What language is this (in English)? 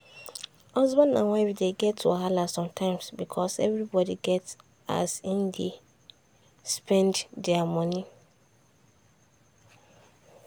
Nigerian Pidgin